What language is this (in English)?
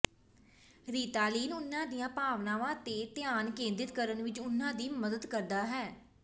Punjabi